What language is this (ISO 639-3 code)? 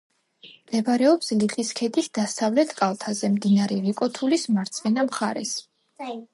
kat